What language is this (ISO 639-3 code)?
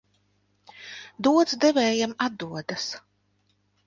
lav